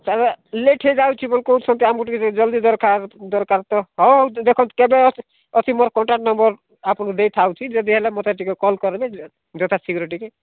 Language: Odia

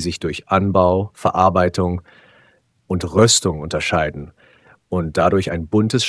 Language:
German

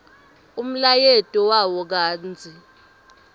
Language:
Swati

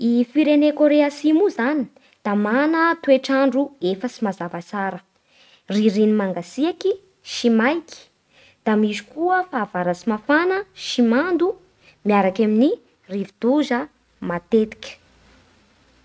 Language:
Bara Malagasy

